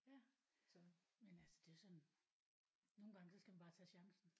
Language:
Danish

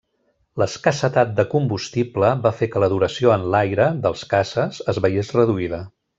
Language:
Catalan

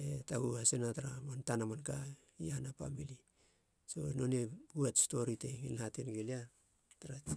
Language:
Halia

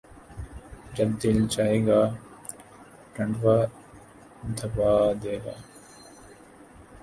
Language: Urdu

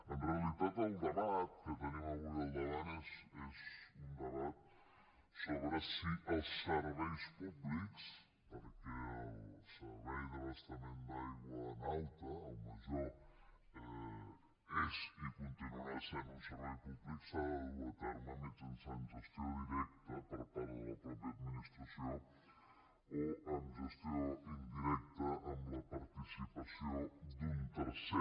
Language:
Catalan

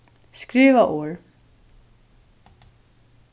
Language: Faroese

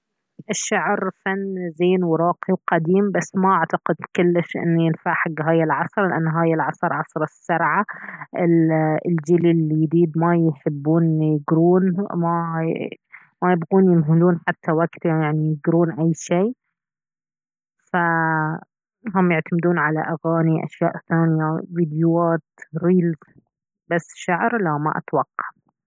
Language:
Baharna Arabic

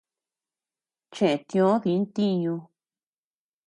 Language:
Tepeuxila Cuicatec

